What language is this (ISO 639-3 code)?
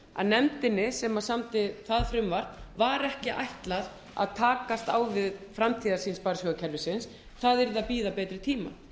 isl